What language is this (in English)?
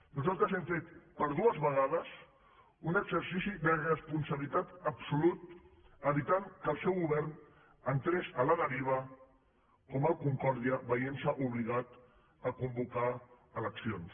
Catalan